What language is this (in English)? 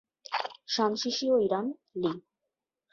Bangla